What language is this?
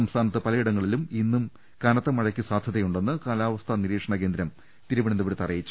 Malayalam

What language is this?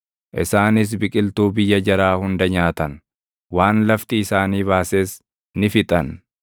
Oromo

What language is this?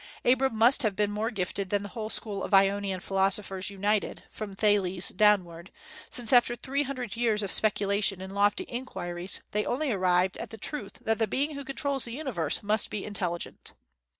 English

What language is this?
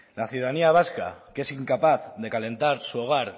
Spanish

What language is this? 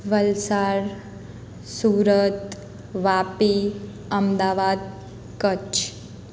Gujarati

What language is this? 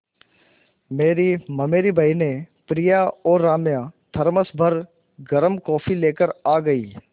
Hindi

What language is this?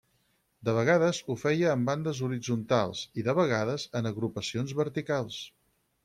Catalan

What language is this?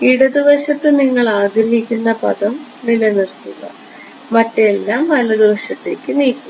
Malayalam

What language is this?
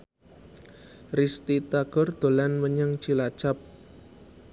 Javanese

